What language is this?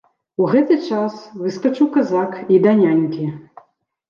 Belarusian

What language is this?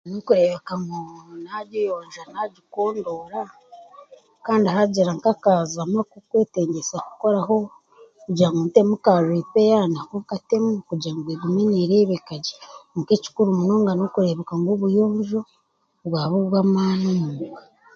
Chiga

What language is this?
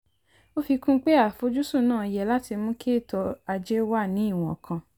Yoruba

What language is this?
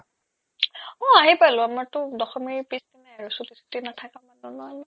Assamese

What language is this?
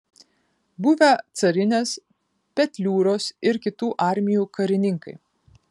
Lithuanian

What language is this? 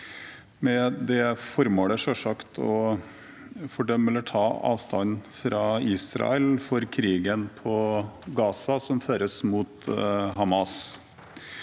Norwegian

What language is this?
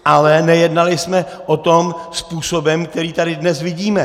Czech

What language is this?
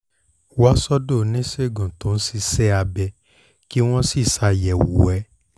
Yoruba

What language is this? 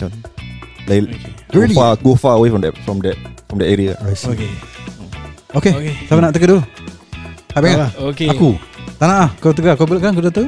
Malay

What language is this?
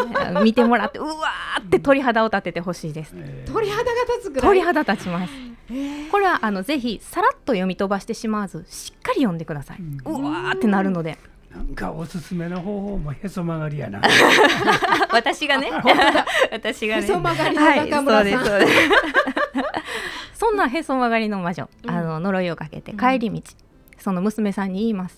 Japanese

